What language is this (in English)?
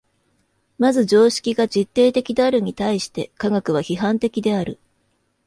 Japanese